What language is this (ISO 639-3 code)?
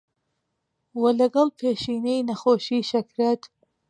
ckb